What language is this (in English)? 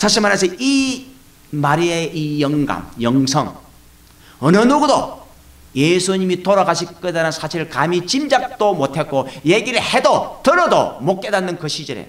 Korean